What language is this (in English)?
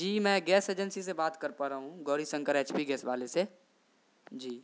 Urdu